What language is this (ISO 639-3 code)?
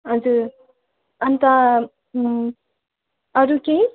nep